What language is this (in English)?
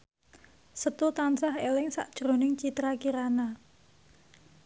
Javanese